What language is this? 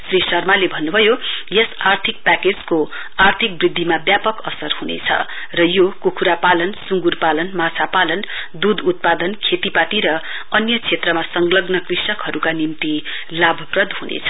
Nepali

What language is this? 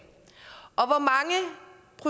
Danish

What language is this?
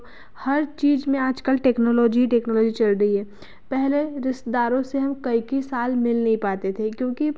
Hindi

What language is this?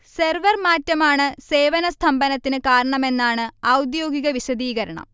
Malayalam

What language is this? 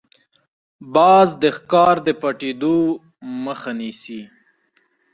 Pashto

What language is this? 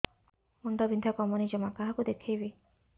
Odia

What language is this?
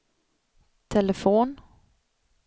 Swedish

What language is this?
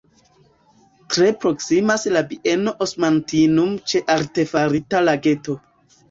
Esperanto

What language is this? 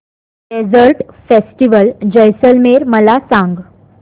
Marathi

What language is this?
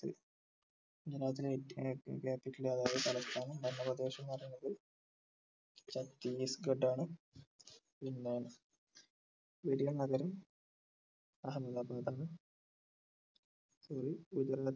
Malayalam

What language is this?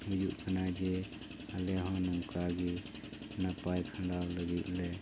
Santali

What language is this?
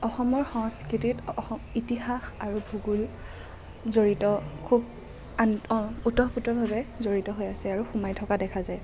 Assamese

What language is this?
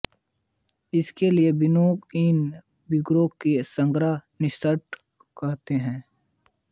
Hindi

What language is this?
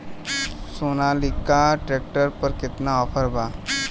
Bhojpuri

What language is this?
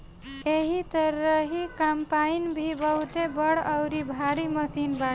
Bhojpuri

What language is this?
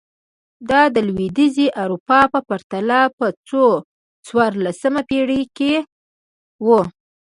Pashto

